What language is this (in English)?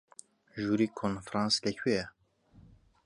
Central Kurdish